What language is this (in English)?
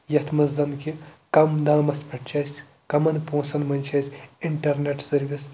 Kashmiri